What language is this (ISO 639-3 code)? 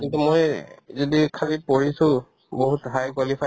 asm